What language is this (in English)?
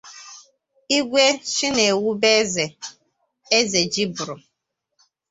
Igbo